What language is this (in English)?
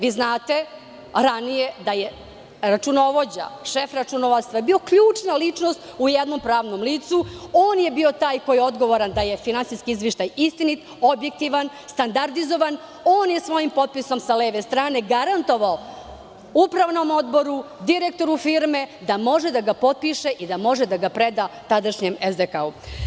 Serbian